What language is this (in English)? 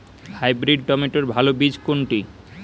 Bangla